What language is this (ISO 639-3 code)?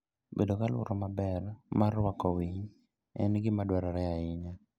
luo